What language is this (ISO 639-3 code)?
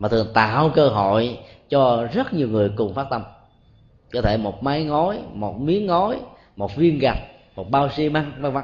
vie